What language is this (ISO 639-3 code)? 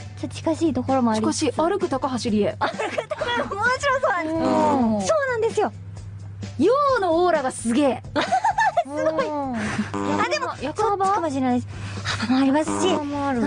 jpn